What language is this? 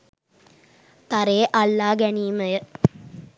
Sinhala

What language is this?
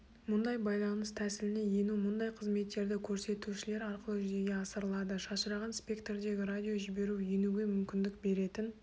Kazakh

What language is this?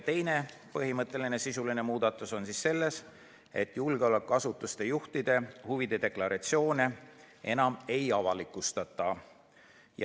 Estonian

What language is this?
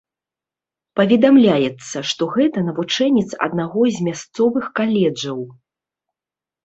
Belarusian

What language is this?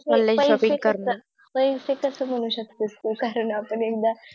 Marathi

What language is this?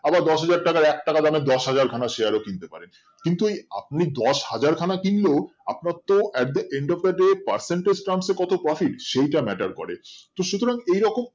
Bangla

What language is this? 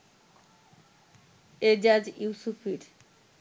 Bangla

